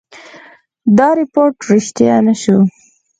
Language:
Pashto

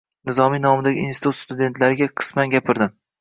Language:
Uzbek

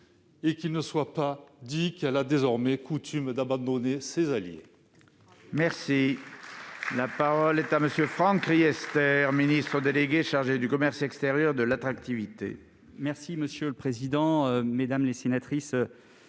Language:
French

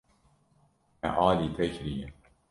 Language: Kurdish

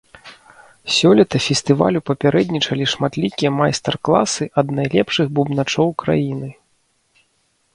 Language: Belarusian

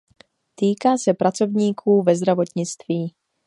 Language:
Czech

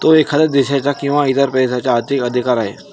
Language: Marathi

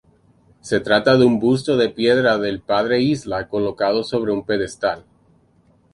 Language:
Spanish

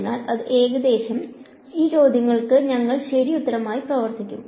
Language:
Malayalam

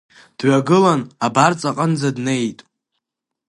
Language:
Abkhazian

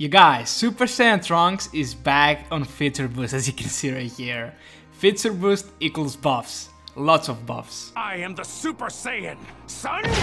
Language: English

